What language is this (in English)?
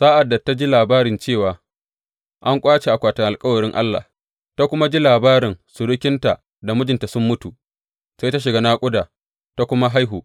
Hausa